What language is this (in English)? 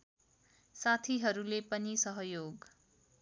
Nepali